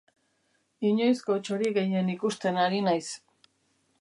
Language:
Basque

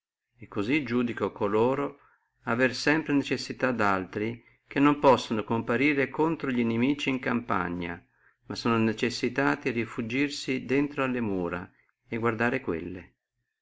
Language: Italian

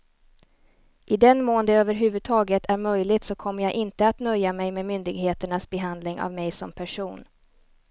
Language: Swedish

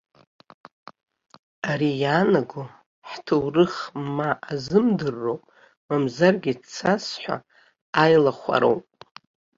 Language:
Abkhazian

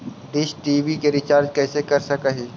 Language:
Magahi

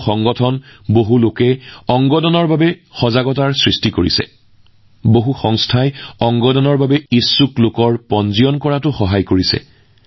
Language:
Assamese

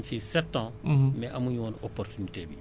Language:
Wolof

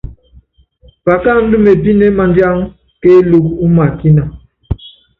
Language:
Yangben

